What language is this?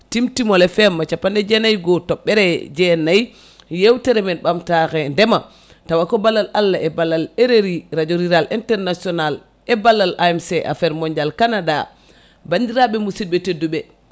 Fula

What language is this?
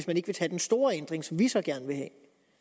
Danish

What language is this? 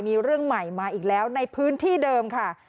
Thai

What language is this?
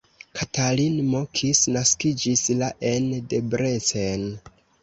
Esperanto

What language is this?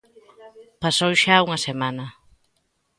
Galician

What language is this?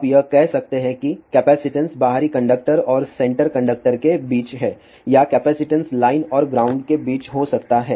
Hindi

